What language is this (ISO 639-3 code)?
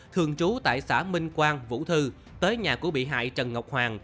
vie